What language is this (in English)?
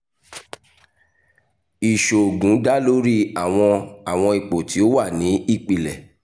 Yoruba